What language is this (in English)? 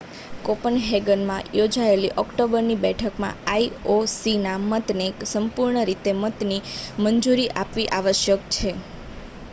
Gujarati